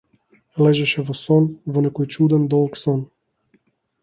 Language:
Macedonian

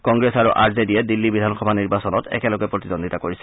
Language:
Assamese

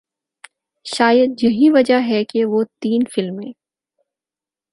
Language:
Urdu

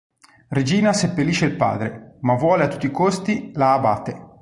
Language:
Italian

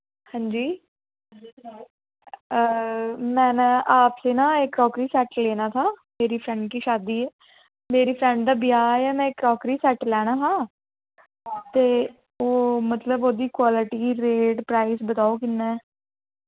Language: Dogri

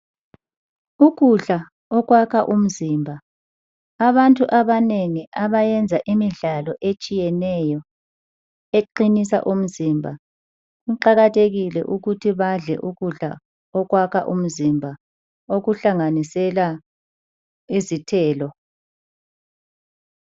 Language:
North Ndebele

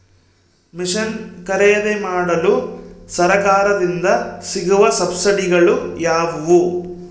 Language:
Kannada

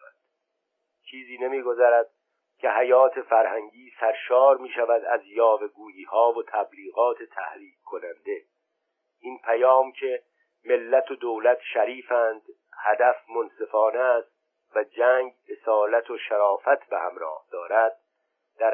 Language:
Persian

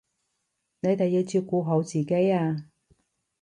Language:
Cantonese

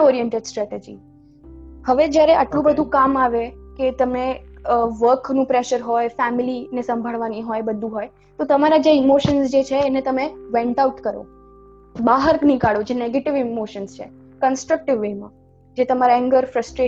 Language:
Gujarati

